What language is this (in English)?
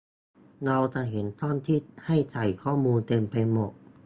Thai